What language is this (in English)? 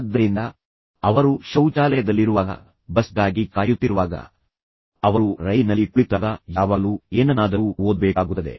Kannada